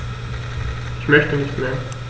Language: German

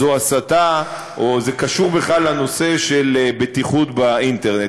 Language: Hebrew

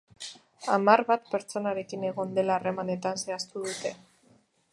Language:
Basque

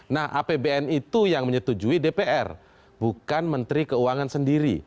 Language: Indonesian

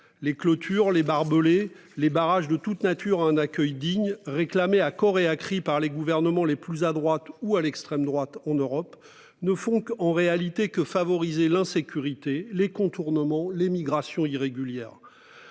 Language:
French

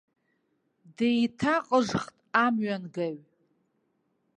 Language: Abkhazian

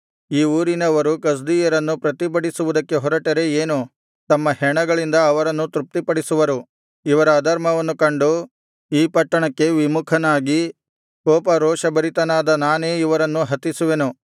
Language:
Kannada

